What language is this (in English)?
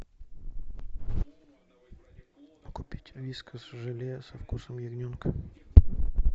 Russian